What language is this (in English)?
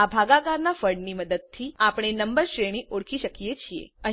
Gujarati